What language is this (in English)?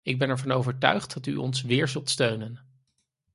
Dutch